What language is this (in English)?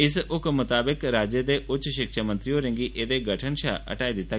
Dogri